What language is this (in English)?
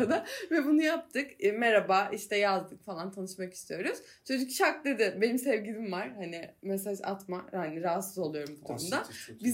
Turkish